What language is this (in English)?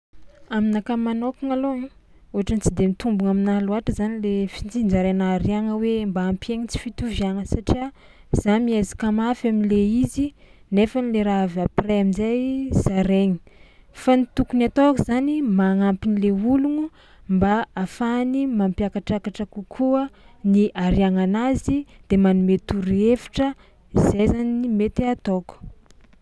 Tsimihety Malagasy